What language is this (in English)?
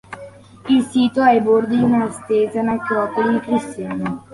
Italian